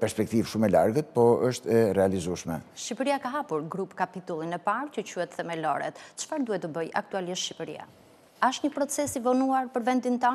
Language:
Romanian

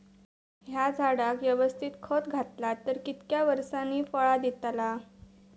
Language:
Marathi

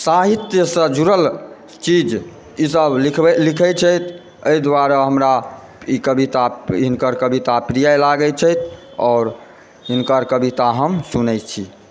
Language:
Maithili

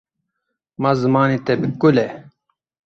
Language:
Kurdish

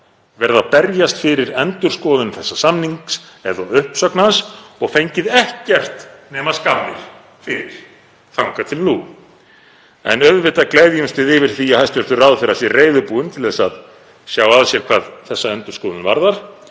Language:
Icelandic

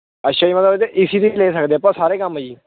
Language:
Punjabi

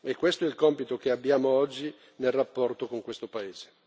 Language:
Italian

